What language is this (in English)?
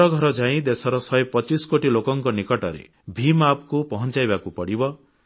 Odia